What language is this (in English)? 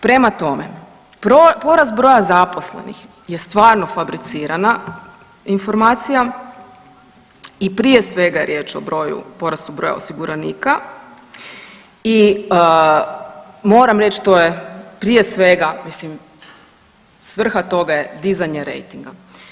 Croatian